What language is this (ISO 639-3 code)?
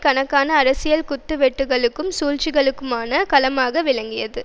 tam